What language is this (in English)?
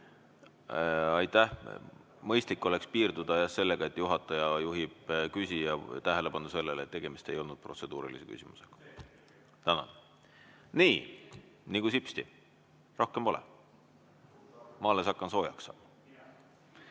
Estonian